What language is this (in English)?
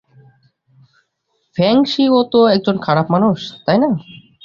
Bangla